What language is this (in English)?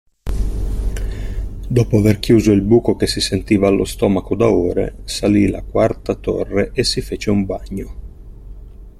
Italian